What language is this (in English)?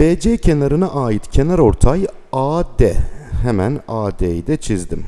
Turkish